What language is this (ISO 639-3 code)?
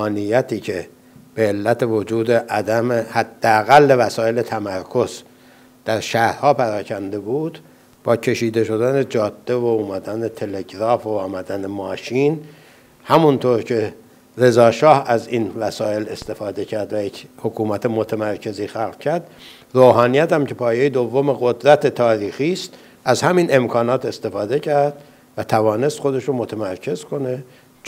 fas